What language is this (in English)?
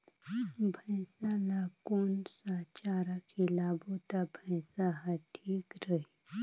Chhattisgarhi